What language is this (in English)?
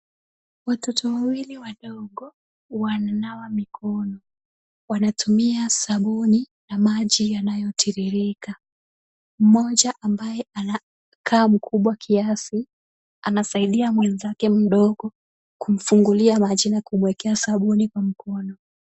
Swahili